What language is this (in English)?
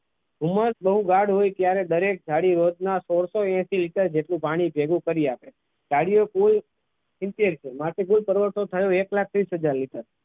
Gujarati